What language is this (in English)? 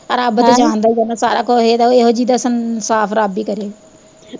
Punjabi